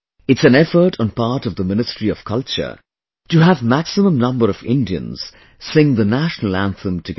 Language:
English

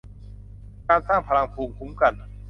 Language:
Thai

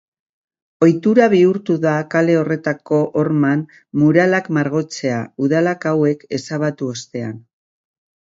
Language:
Basque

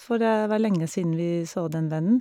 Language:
Norwegian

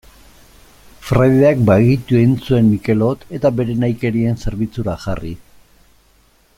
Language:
Basque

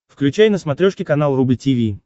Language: Russian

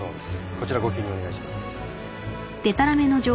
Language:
Japanese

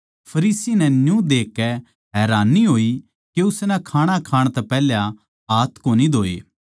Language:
Haryanvi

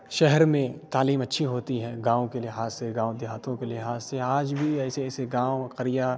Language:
Urdu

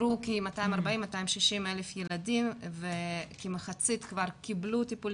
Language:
Hebrew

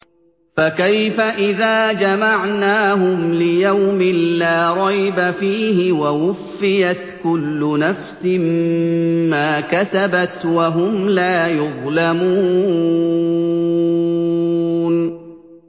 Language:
Arabic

